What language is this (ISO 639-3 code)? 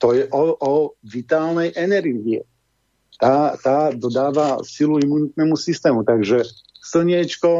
slk